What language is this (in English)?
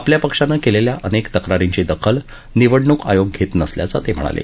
Marathi